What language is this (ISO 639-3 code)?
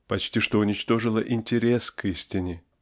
rus